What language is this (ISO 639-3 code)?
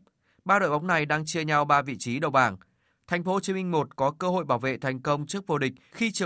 vie